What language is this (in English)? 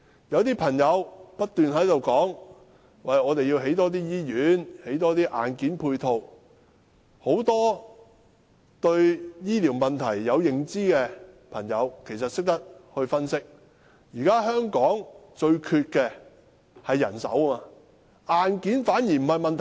Cantonese